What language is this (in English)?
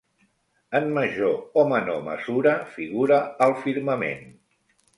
Catalan